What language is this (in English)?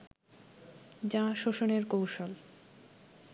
Bangla